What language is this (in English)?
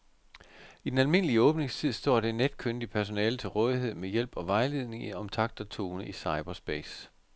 Danish